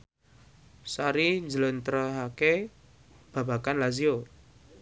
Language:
Javanese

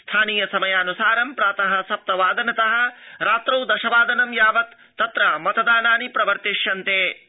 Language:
Sanskrit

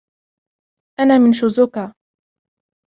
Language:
Arabic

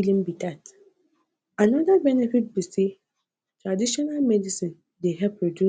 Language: Nigerian Pidgin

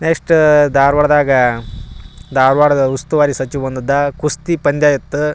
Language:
Kannada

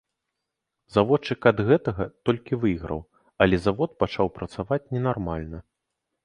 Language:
Belarusian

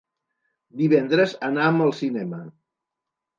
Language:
Catalan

